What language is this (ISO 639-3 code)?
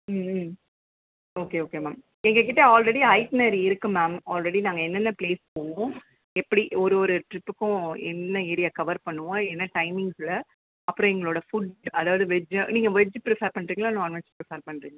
tam